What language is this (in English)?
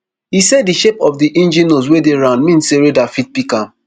Nigerian Pidgin